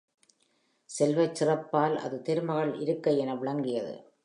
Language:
Tamil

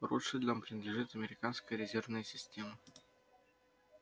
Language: Russian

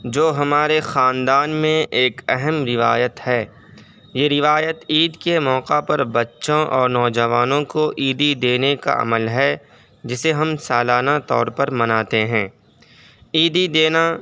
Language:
Urdu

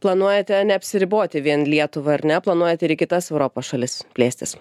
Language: Lithuanian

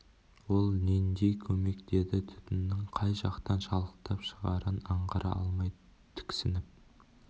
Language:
Kazakh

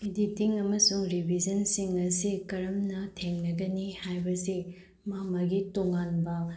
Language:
Manipuri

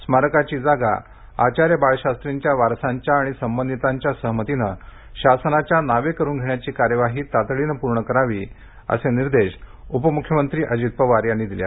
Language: Marathi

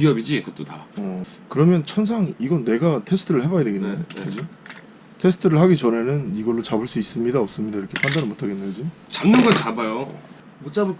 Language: Korean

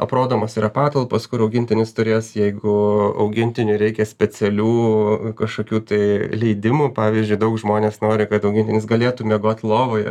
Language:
Lithuanian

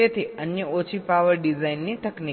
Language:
Gujarati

